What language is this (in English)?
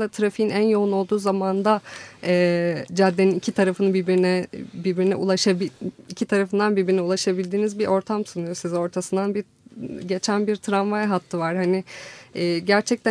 Turkish